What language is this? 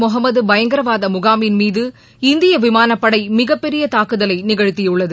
Tamil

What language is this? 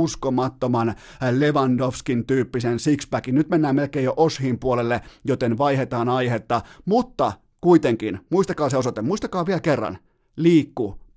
Finnish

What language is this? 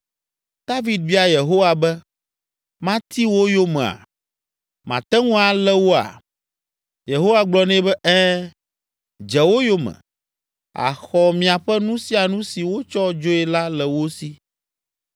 Ewe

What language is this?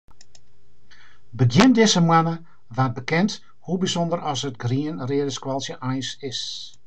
Western Frisian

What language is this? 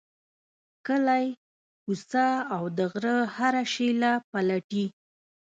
Pashto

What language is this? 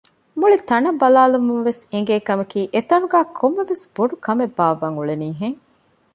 Divehi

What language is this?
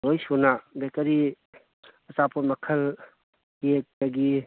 Manipuri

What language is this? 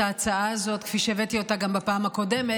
Hebrew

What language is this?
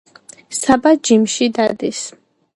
Georgian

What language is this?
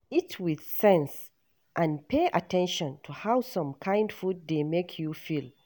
Nigerian Pidgin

